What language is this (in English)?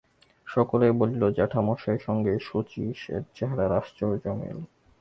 Bangla